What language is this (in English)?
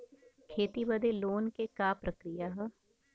Bhojpuri